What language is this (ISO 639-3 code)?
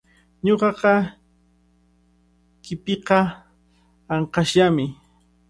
qvl